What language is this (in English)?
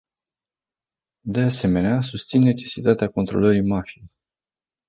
Romanian